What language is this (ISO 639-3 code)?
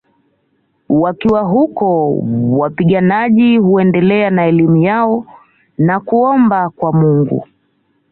swa